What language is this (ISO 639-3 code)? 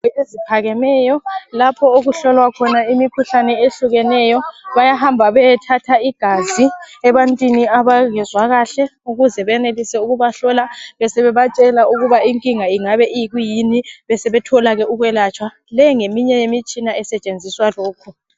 nde